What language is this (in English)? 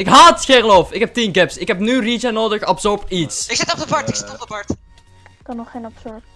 Dutch